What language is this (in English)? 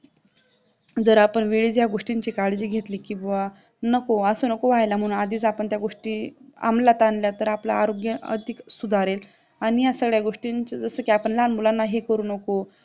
Marathi